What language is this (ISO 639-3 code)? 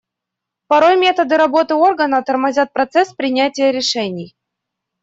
rus